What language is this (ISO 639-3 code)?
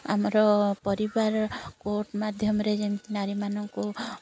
ori